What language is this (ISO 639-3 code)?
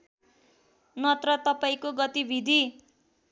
nep